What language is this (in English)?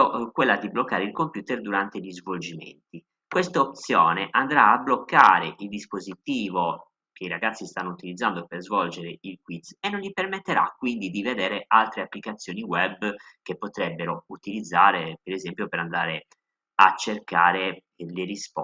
Italian